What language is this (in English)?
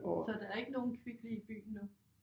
Danish